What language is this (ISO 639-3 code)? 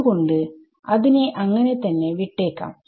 mal